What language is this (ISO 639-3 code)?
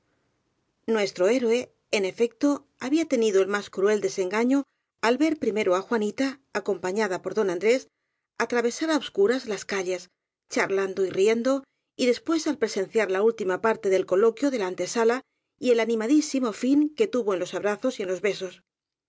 spa